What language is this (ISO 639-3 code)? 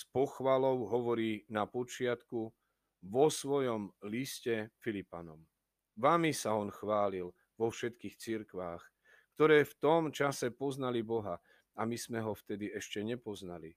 slk